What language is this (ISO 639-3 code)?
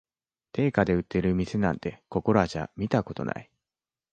jpn